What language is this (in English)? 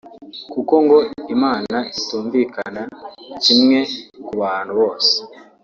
Kinyarwanda